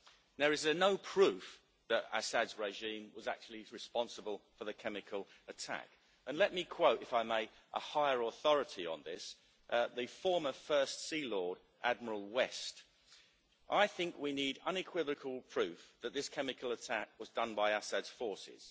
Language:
English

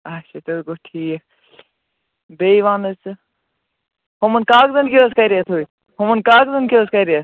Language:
Kashmiri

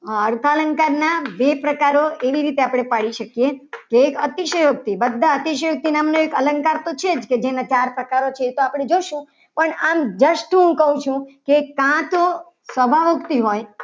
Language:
Gujarati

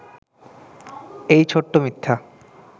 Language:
Bangla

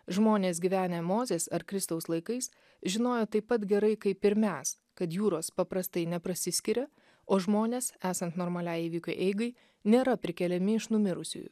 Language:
Lithuanian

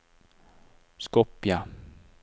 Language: Norwegian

